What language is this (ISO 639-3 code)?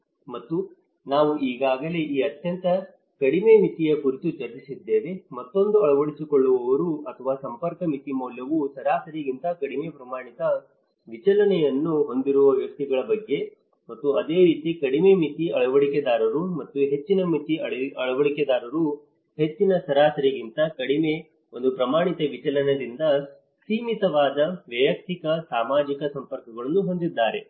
kan